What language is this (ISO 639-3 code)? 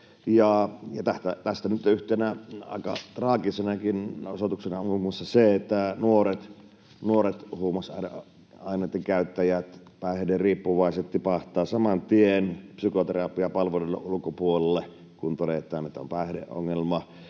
fin